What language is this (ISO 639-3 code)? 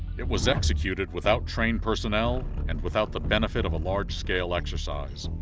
eng